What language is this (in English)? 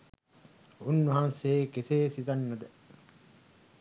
Sinhala